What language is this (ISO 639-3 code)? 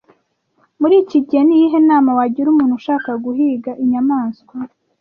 kin